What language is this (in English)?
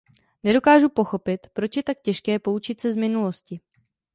Czech